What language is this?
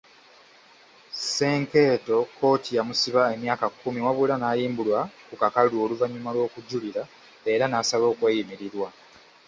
Ganda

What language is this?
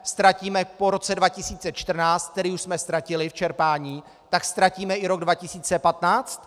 Czech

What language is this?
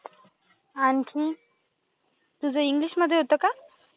Marathi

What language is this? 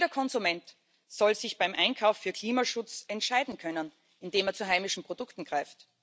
German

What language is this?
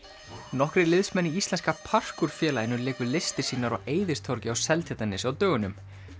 Icelandic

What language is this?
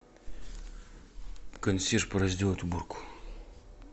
Russian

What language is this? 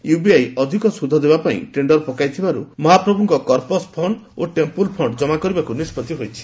Odia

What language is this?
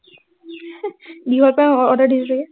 Assamese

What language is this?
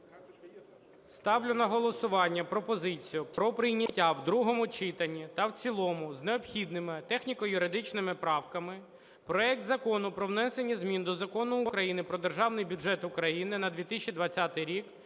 Ukrainian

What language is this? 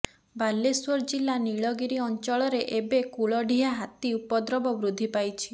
Odia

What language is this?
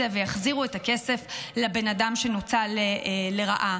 Hebrew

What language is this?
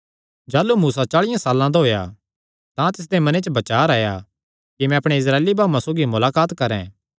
Kangri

